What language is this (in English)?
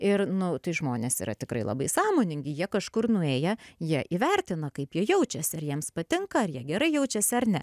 Lithuanian